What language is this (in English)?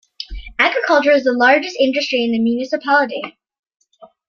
English